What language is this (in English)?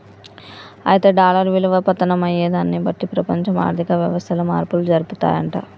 Telugu